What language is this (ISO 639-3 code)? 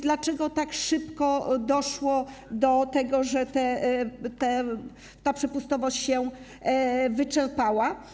pol